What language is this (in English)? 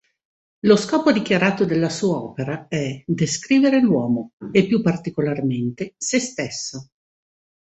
Italian